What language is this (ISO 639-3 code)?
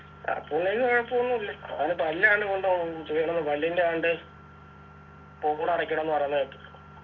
mal